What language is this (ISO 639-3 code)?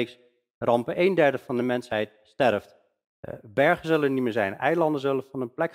nld